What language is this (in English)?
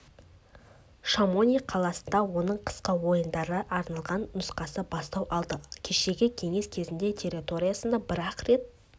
Kazakh